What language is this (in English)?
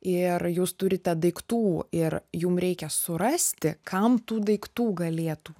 Lithuanian